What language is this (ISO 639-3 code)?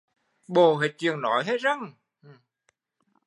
vie